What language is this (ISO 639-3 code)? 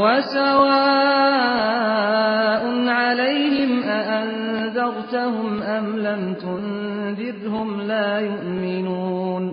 fas